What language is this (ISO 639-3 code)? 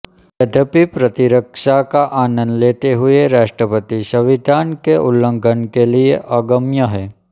hin